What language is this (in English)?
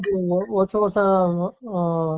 Kannada